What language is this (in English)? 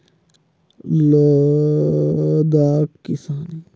Chhattisgarhi